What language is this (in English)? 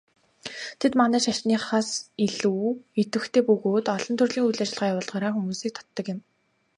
Mongolian